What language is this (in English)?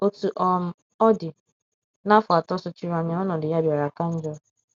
Igbo